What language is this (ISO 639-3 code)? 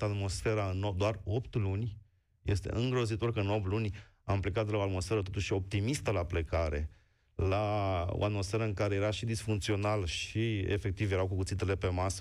ron